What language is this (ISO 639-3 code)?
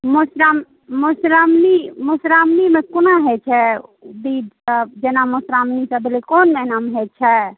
mai